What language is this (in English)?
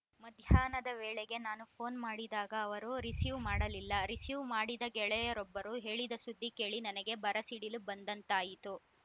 Kannada